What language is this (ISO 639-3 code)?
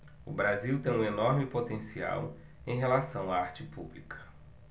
por